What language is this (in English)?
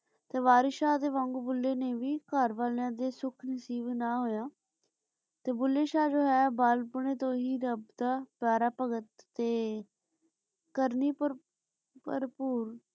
Punjabi